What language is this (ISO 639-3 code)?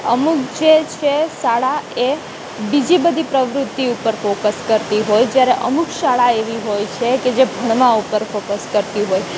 guj